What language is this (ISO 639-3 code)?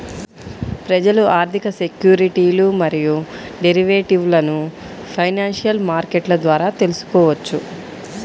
tel